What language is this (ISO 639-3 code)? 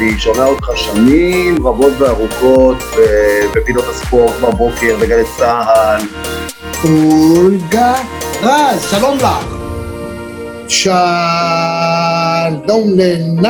heb